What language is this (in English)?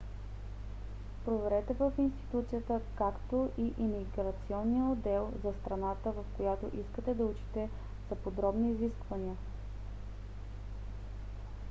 Bulgarian